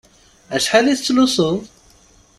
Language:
Kabyle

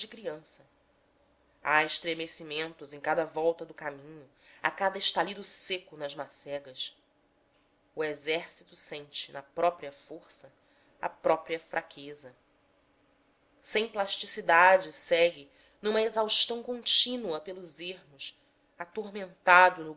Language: Portuguese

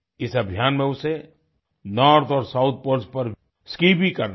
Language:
Hindi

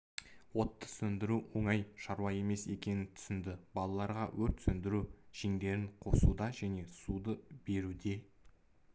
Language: Kazakh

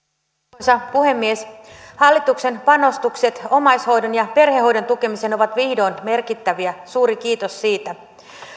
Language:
Finnish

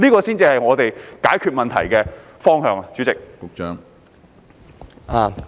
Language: Cantonese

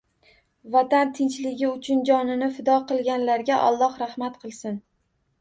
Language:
Uzbek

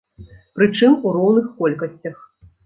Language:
Belarusian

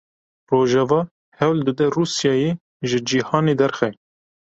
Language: Kurdish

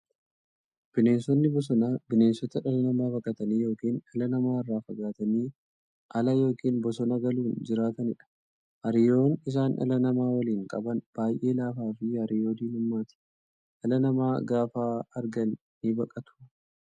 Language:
Oromo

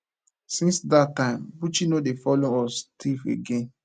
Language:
Nigerian Pidgin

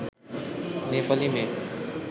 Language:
Bangla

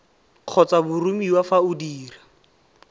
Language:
Tswana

